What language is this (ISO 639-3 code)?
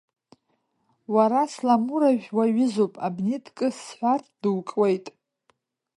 abk